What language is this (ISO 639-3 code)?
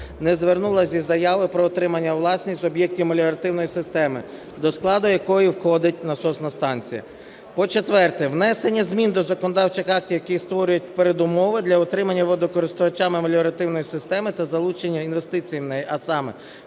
ukr